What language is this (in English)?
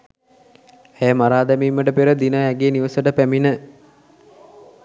Sinhala